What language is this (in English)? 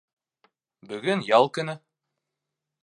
Bashkir